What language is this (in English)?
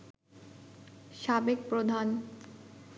Bangla